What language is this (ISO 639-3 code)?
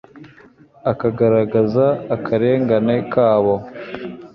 kin